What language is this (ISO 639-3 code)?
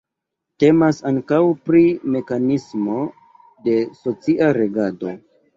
epo